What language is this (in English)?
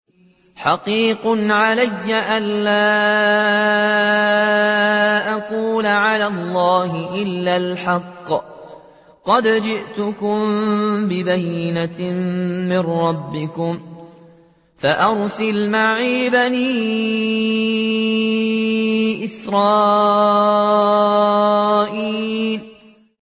Arabic